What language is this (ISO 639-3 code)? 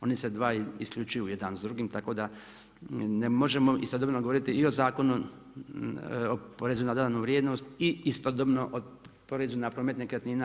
hrv